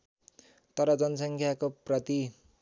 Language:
Nepali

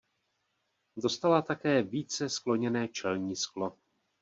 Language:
Czech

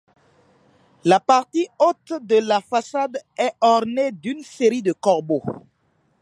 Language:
French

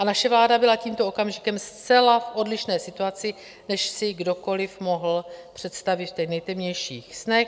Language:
Czech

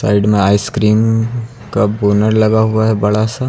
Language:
Hindi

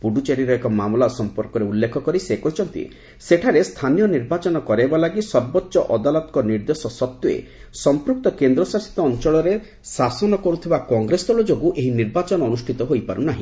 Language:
Odia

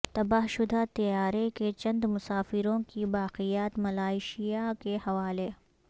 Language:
Urdu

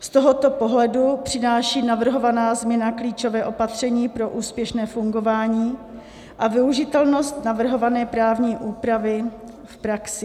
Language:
Czech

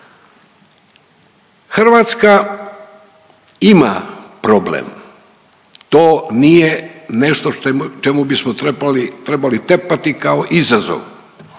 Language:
Croatian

